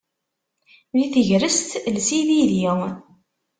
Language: Kabyle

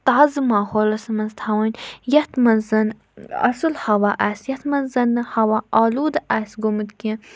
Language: Kashmiri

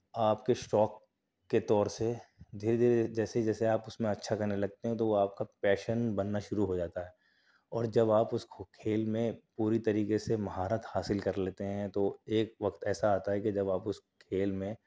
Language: Urdu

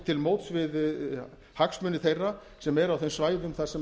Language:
Icelandic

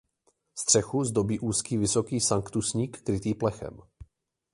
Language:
Czech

